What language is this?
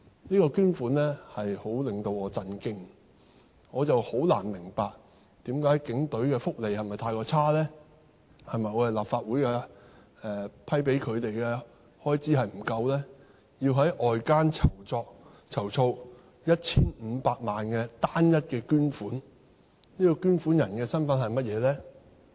Cantonese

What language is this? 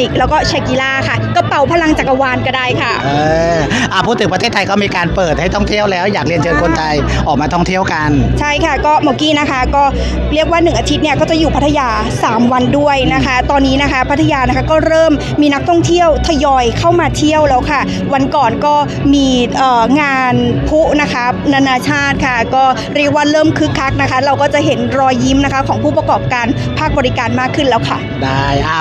Thai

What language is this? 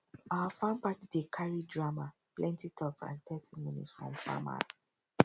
Nigerian Pidgin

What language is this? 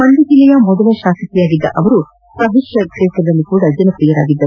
Kannada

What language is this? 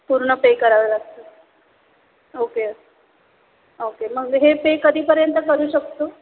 Marathi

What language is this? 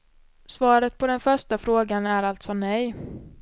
Swedish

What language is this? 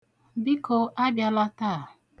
Igbo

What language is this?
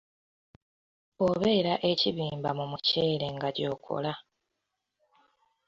Ganda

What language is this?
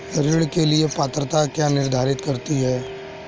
Hindi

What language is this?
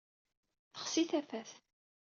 Kabyle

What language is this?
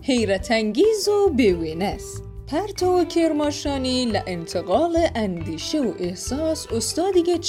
Persian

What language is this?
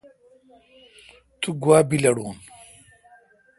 Kalkoti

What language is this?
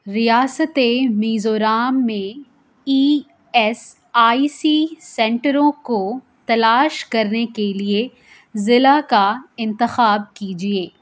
Urdu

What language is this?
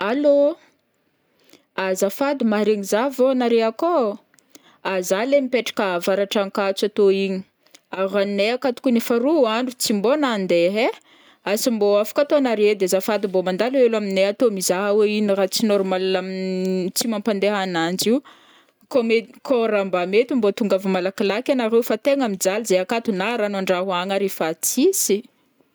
Northern Betsimisaraka Malagasy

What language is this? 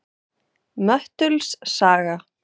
Icelandic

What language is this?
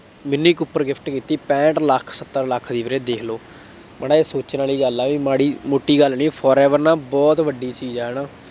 Punjabi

